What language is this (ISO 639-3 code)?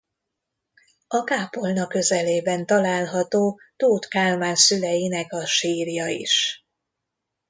hun